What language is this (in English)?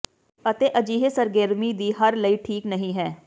Punjabi